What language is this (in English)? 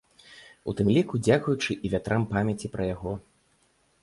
Belarusian